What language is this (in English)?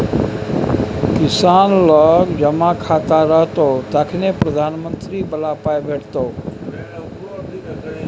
Maithili